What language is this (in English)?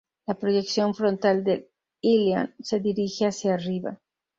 Spanish